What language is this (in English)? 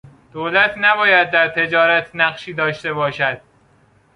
Persian